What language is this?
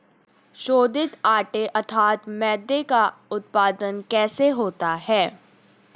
Hindi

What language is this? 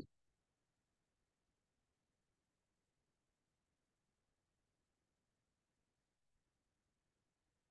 Hindi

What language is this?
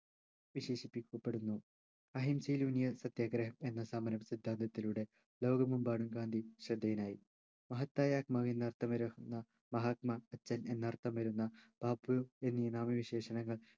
Malayalam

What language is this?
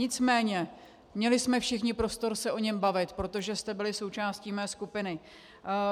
Czech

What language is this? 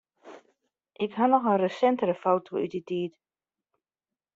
Western Frisian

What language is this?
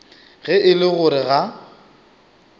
Northern Sotho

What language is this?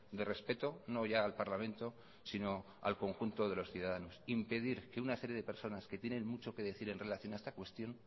Spanish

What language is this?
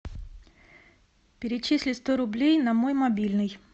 Russian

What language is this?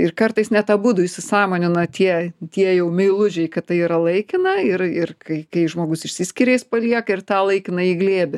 Lithuanian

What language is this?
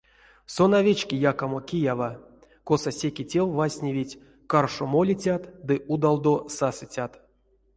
Erzya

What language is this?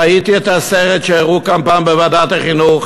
Hebrew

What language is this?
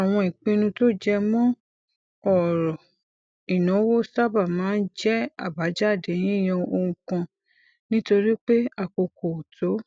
Yoruba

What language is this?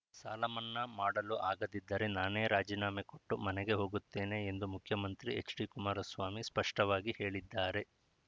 Kannada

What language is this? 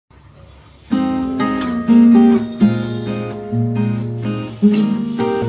English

